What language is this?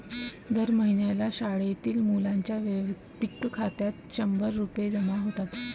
Marathi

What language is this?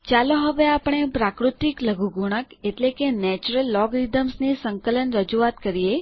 Gujarati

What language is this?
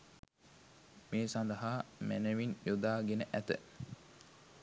Sinhala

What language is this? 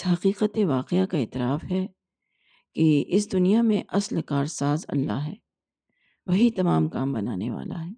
Urdu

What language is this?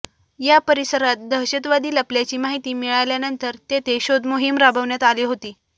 Marathi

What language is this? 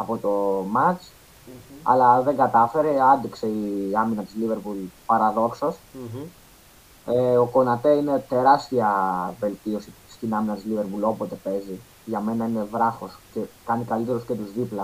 Greek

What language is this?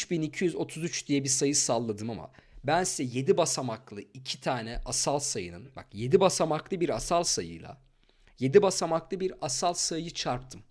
Turkish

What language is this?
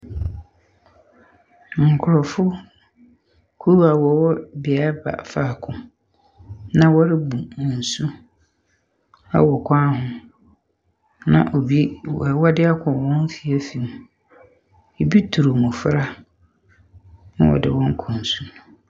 Akan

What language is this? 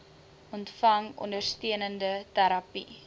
Afrikaans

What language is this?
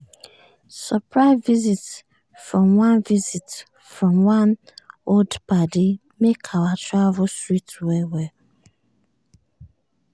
Nigerian Pidgin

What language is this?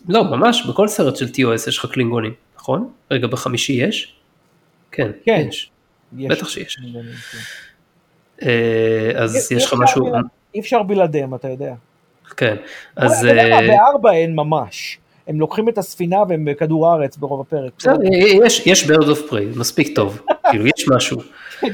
Hebrew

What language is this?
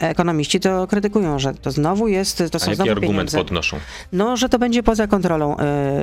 Polish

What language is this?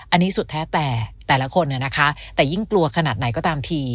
Thai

